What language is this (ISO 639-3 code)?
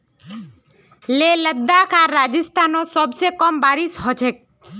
mag